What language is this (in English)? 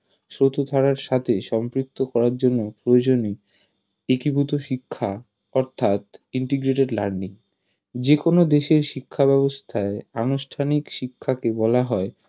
Bangla